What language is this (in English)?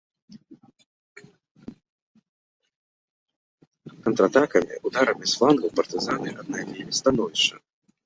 Belarusian